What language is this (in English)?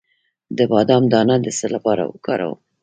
Pashto